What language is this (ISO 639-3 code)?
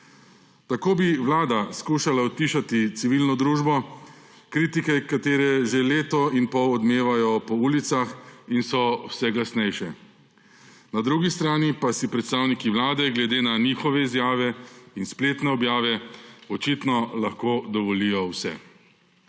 slv